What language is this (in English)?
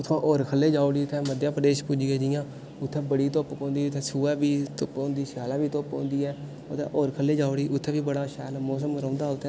Dogri